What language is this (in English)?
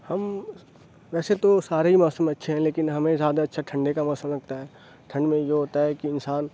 Urdu